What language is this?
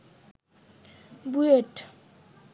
Bangla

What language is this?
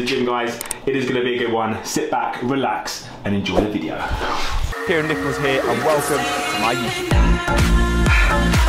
English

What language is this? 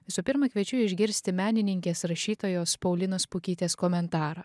Lithuanian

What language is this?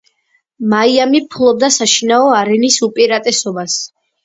Georgian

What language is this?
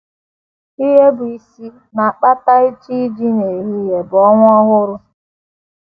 Igbo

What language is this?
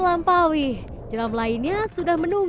Indonesian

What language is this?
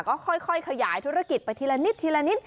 Thai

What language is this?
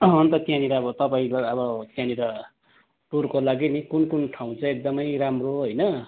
Nepali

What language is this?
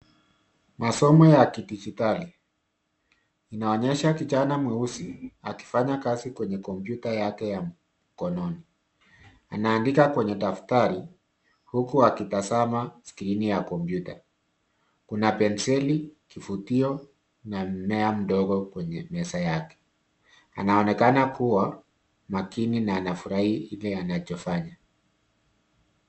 Swahili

